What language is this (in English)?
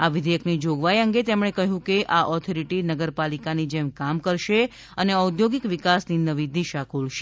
Gujarati